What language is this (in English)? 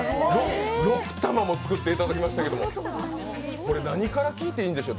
Japanese